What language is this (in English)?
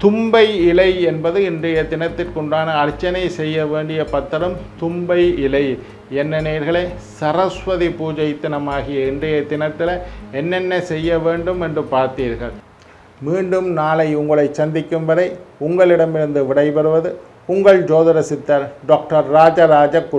Indonesian